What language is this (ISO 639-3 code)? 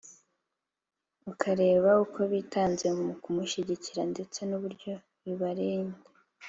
kin